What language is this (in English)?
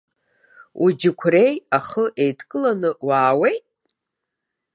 Abkhazian